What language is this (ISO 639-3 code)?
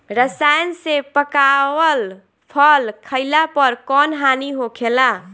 bho